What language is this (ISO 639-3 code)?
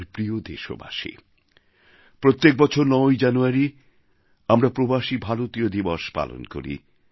ben